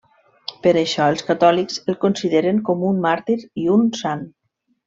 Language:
Catalan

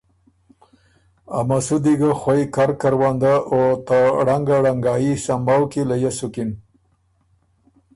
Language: Ormuri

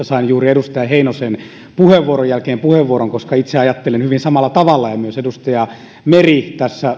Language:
Finnish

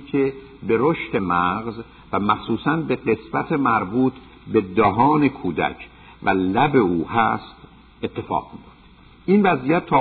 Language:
Persian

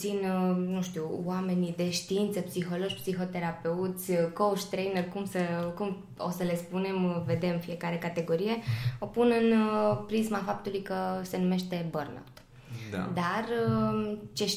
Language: Romanian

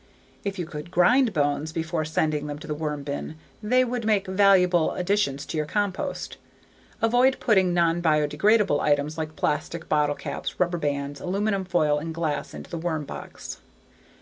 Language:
English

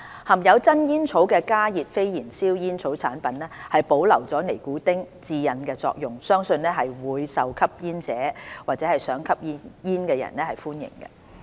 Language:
Cantonese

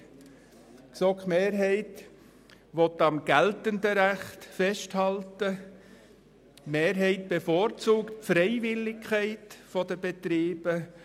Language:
Swiss German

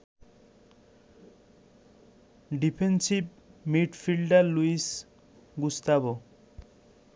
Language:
Bangla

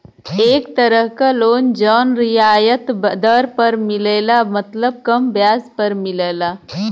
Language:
Bhojpuri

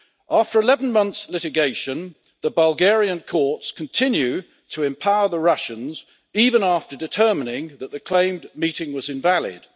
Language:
English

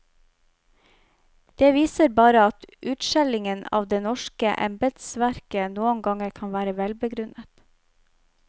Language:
Norwegian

